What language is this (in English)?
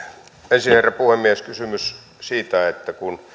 Finnish